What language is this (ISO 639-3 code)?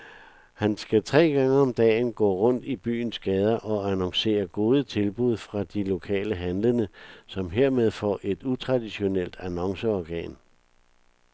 dan